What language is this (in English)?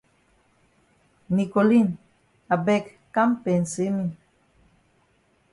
Cameroon Pidgin